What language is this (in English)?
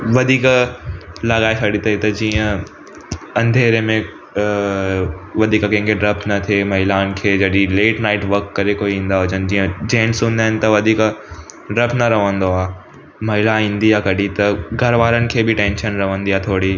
Sindhi